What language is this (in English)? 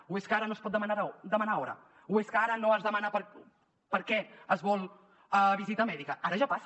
Catalan